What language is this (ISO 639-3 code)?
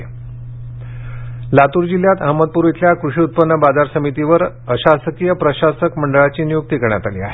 mar